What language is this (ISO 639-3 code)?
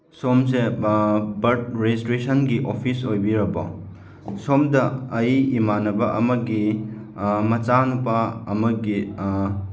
mni